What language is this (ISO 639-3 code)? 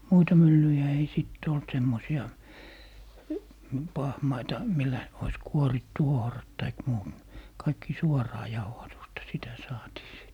fin